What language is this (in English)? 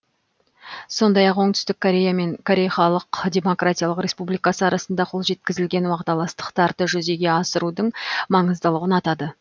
Kazakh